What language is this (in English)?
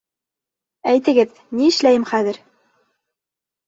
Bashkir